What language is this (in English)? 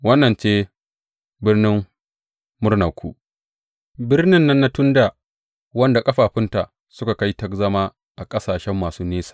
Hausa